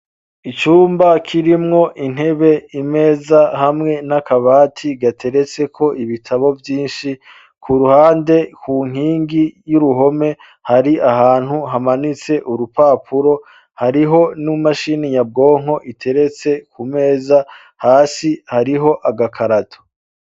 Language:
Rundi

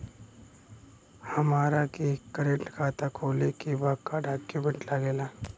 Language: Bhojpuri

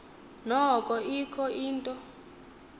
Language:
Xhosa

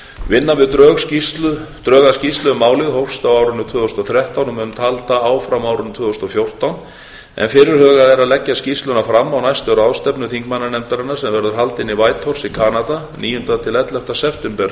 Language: Icelandic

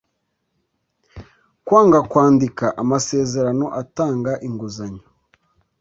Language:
Kinyarwanda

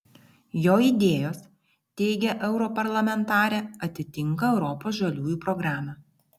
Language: Lithuanian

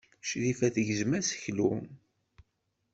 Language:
Kabyle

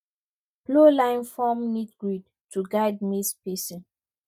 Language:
Nigerian Pidgin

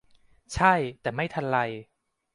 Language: Thai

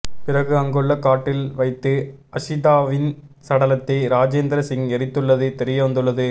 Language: Tamil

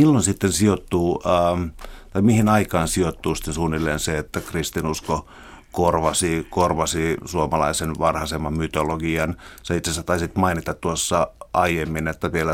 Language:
Finnish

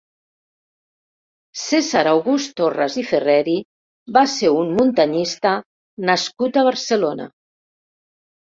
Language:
Catalan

